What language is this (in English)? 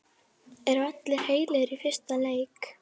Icelandic